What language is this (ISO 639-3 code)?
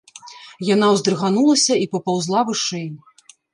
bel